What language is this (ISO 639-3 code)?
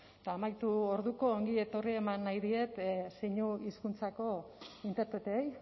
eus